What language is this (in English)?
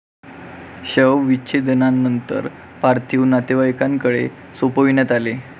Marathi